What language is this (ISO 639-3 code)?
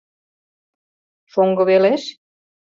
chm